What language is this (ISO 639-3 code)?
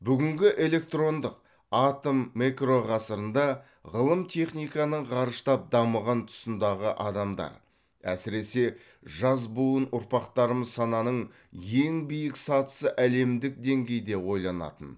kaz